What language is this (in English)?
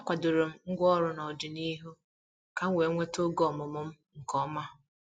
Igbo